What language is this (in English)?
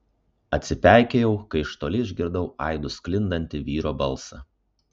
Lithuanian